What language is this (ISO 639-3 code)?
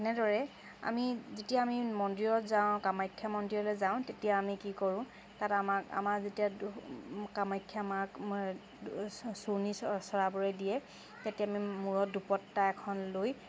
asm